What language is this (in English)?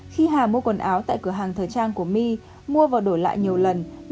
Vietnamese